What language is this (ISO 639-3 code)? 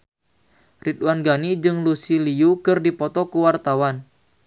sun